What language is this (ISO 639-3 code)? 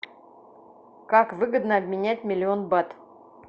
rus